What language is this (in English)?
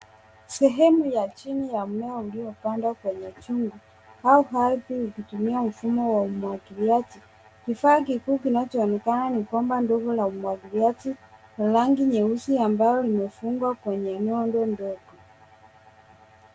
Swahili